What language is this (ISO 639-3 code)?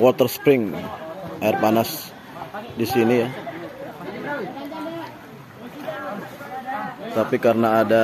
ind